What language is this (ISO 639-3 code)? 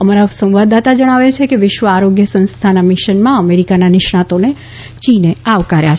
guj